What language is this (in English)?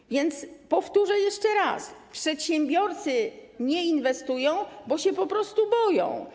Polish